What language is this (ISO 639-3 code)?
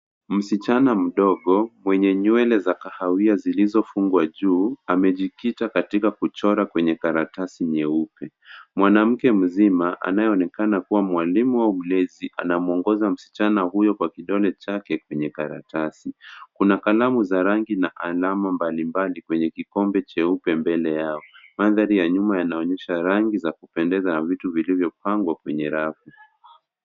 swa